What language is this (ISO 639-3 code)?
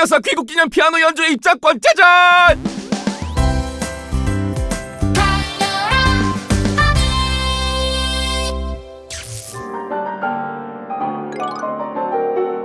kor